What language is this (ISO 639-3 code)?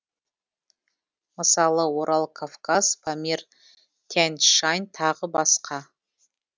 kaz